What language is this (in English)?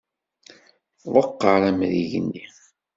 Kabyle